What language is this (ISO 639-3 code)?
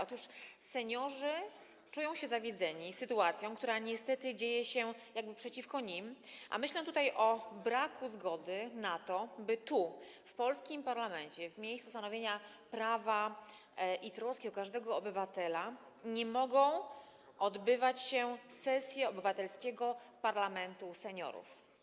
pol